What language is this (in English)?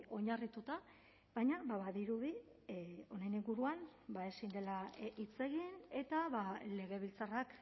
Basque